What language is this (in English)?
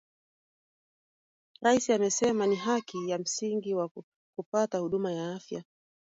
Swahili